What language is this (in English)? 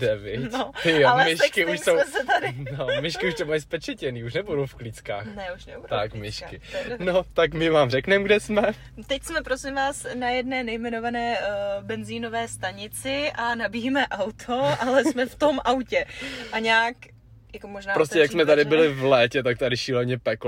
Czech